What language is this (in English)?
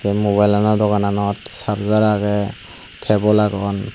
Chakma